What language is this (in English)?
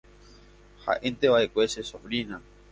Guarani